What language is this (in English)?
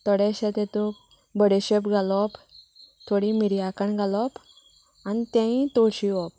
Konkani